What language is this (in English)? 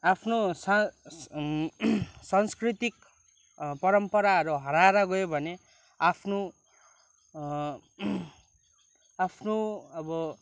Nepali